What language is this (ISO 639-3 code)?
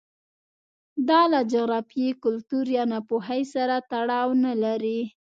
pus